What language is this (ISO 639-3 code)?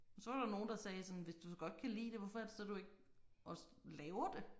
dan